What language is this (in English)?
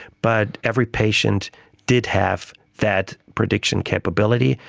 English